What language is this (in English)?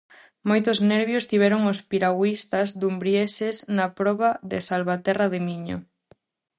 Galician